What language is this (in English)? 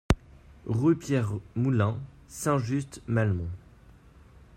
French